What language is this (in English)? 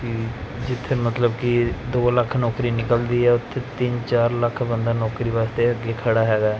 Punjabi